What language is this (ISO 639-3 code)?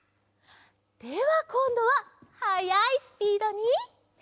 jpn